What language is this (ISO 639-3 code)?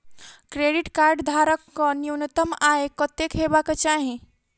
mai